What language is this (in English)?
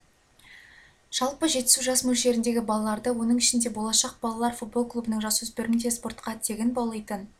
Kazakh